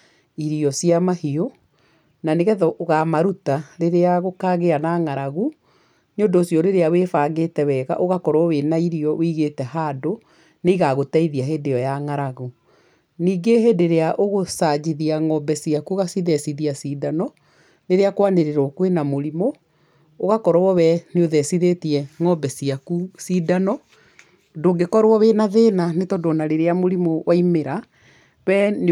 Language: Kikuyu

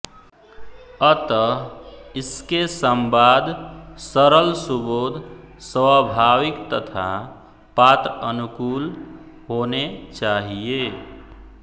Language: Hindi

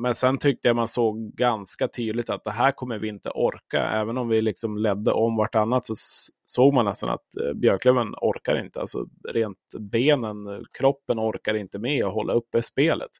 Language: Swedish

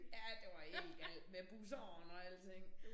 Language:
Danish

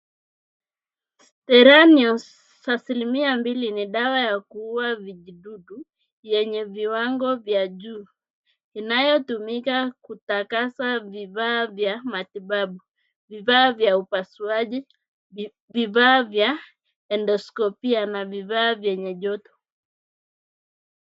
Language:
Swahili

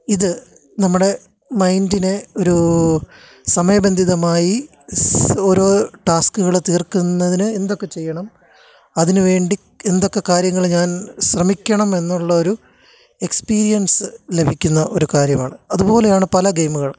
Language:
Malayalam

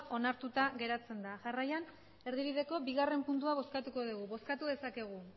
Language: Basque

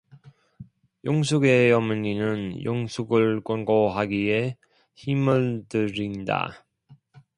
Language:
Korean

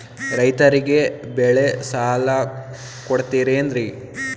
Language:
Kannada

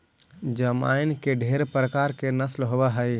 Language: Magahi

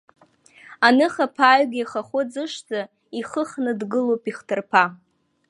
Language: Abkhazian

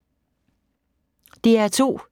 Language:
Danish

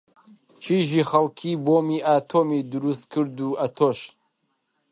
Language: Central Kurdish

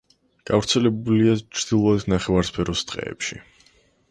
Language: Georgian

